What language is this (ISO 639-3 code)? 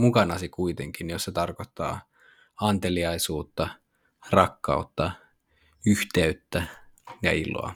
fin